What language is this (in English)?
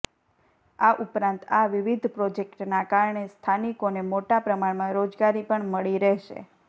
Gujarati